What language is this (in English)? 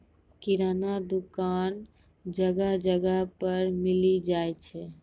Maithili